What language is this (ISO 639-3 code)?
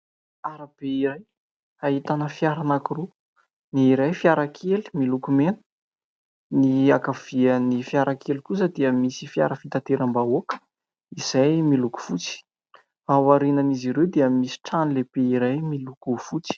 mlg